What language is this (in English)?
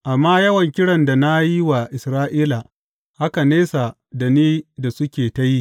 Hausa